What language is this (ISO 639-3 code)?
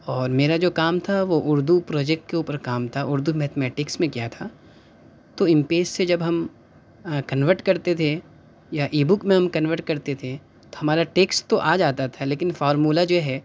urd